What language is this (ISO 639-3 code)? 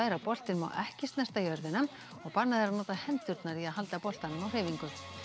isl